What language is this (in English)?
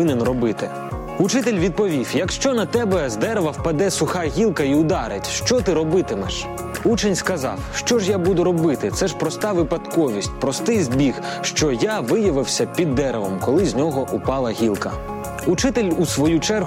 Ukrainian